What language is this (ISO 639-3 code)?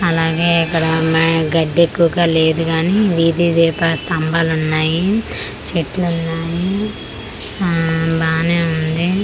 tel